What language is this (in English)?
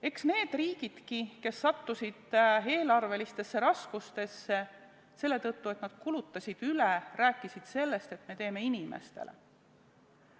Estonian